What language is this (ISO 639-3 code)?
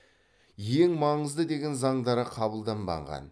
kaz